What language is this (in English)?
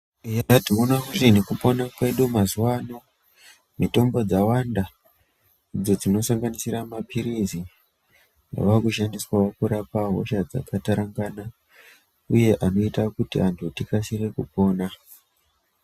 Ndau